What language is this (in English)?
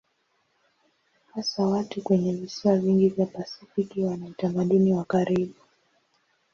Swahili